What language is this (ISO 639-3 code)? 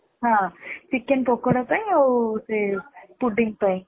ori